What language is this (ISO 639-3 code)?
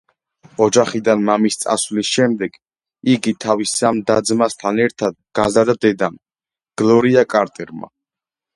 kat